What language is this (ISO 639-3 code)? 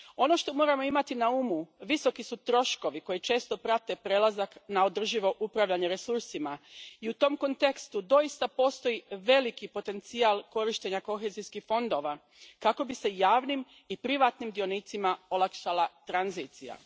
hrv